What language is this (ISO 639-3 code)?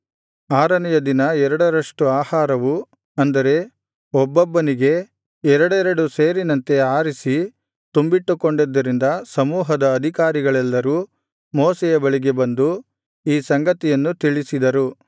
kan